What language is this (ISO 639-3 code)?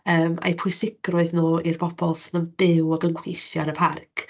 cym